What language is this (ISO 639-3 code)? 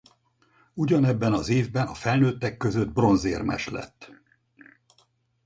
hun